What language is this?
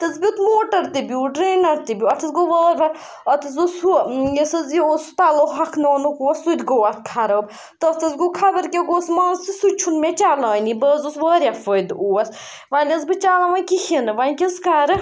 Kashmiri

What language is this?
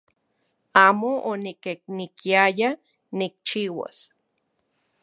Central Puebla Nahuatl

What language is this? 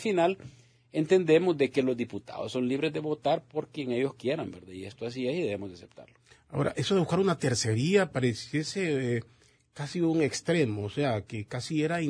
Spanish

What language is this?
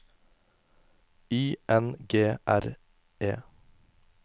Norwegian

